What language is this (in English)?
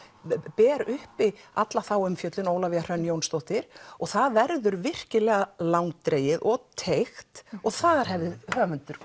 Icelandic